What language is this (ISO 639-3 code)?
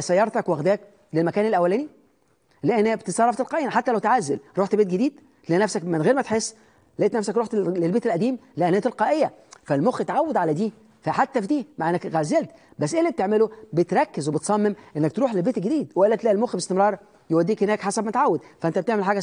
ara